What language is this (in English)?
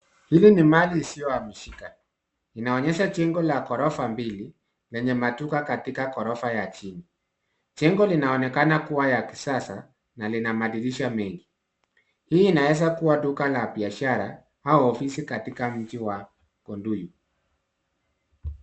Swahili